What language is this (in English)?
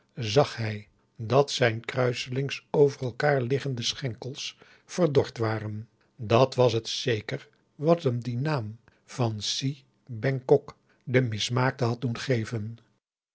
Dutch